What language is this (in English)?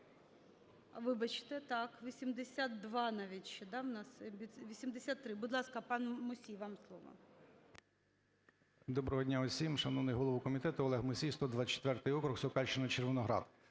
Ukrainian